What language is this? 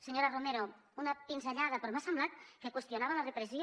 Catalan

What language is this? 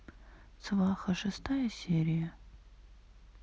Russian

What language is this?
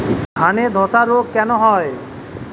Bangla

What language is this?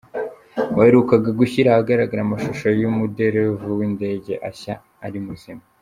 Kinyarwanda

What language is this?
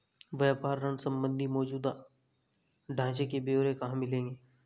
Hindi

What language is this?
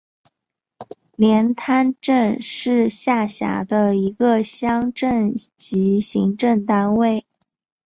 Chinese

